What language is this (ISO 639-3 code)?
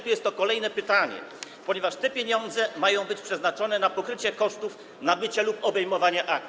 pol